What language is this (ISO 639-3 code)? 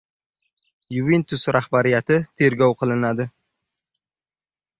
uzb